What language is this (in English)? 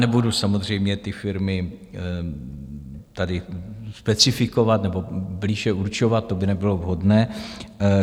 Czech